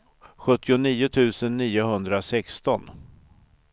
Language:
Swedish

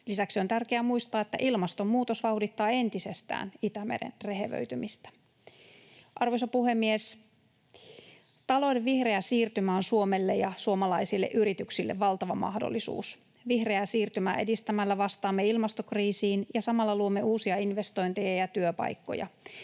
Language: Finnish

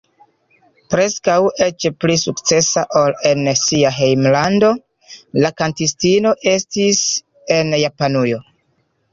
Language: Esperanto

